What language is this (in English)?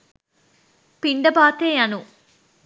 Sinhala